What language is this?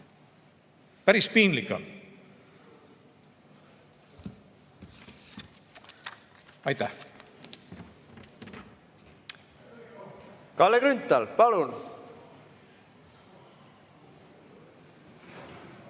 Estonian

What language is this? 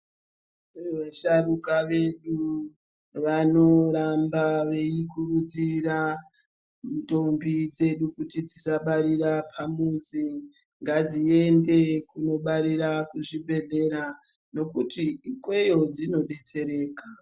Ndau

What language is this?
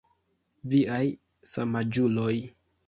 Esperanto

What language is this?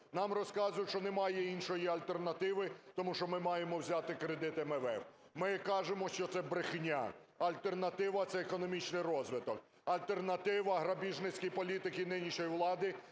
Ukrainian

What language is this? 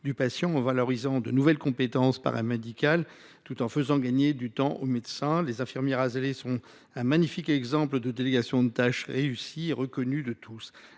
French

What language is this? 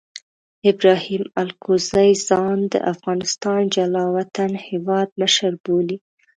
Pashto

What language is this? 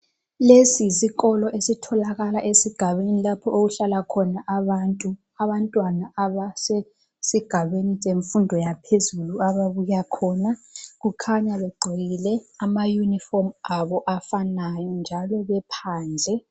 North Ndebele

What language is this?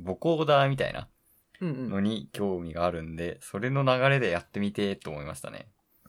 Japanese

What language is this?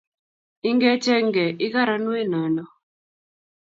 Kalenjin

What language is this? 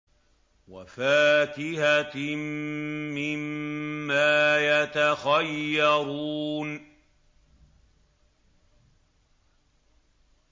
Arabic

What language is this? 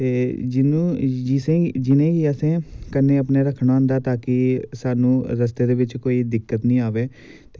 Dogri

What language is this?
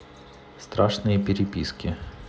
Russian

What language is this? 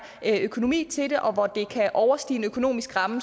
Danish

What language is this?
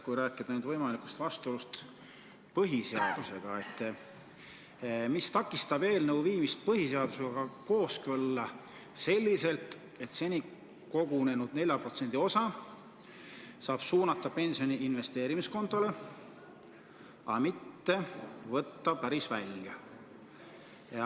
Estonian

